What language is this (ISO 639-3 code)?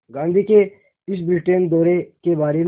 hin